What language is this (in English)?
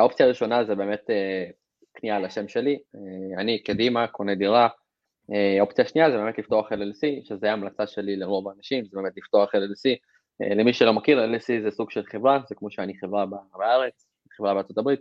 Hebrew